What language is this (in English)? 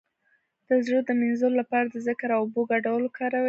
Pashto